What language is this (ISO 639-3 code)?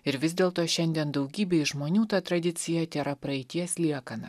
lit